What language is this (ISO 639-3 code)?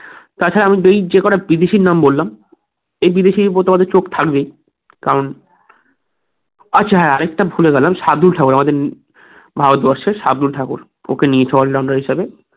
ben